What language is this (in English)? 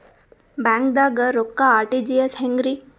Kannada